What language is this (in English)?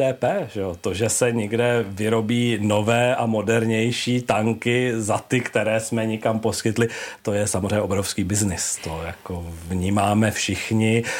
Czech